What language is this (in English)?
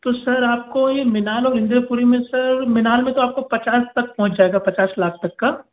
Hindi